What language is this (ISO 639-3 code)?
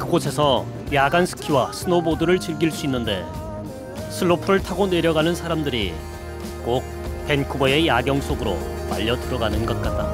kor